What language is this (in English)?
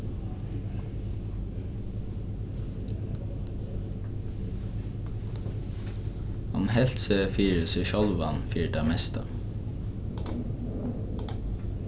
Faroese